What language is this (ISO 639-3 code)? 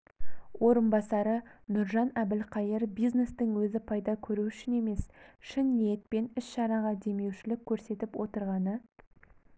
kaz